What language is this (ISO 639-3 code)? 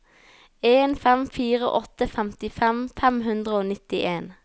nor